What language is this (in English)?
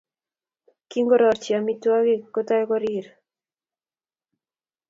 Kalenjin